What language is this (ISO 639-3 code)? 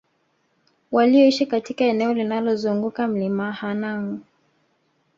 swa